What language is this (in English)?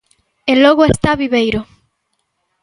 Galician